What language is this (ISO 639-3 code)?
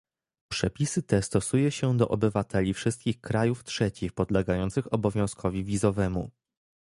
pol